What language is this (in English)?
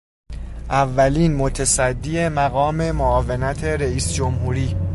Persian